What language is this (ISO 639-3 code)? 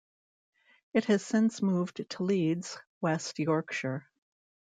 eng